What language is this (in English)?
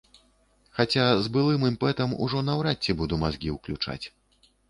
Belarusian